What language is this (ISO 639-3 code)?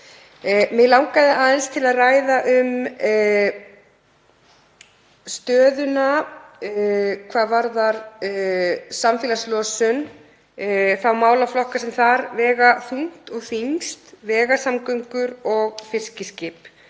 isl